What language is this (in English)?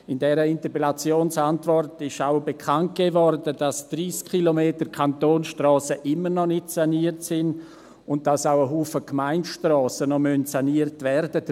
Swiss German